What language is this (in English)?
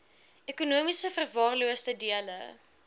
Afrikaans